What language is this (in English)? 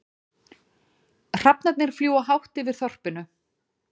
Icelandic